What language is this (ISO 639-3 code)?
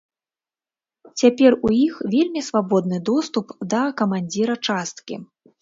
bel